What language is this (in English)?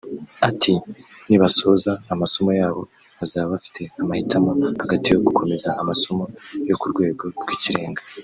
Kinyarwanda